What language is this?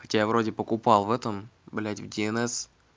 Russian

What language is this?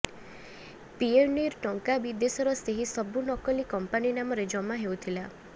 Odia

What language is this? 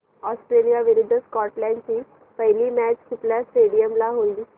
Marathi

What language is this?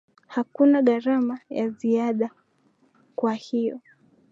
Swahili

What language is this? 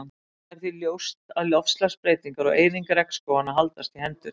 Icelandic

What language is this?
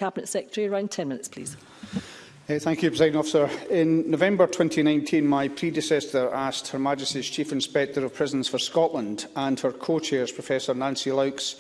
English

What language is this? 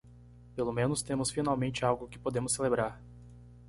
Portuguese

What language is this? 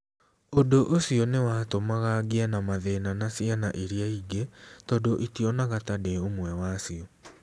Kikuyu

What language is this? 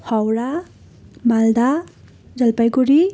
Nepali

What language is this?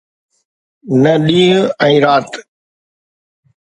Sindhi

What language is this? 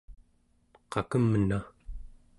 Central Yupik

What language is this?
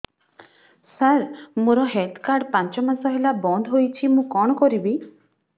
Odia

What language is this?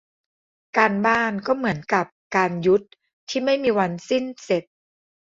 Thai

